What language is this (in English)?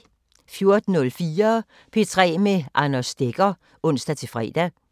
Danish